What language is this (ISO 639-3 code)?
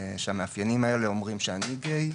heb